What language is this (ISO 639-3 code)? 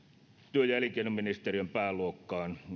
fin